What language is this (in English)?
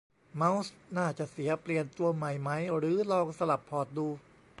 Thai